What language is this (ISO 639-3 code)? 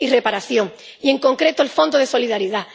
spa